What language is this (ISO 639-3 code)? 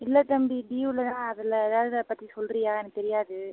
tam